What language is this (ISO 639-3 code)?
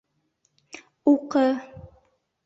bak